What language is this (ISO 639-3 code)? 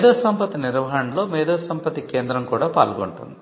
tel